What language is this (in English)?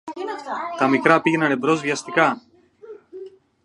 Greek